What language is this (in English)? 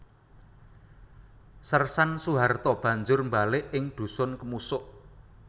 Javanese